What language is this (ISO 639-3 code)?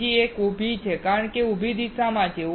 guj